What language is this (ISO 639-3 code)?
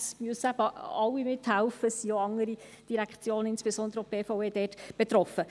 gsw